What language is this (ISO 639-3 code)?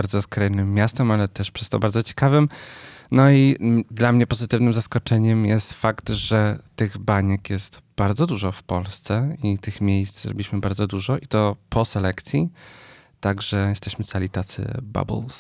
pol